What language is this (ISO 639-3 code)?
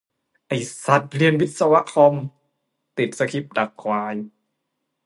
tha